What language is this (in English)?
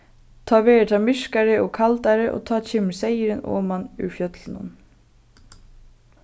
Faroese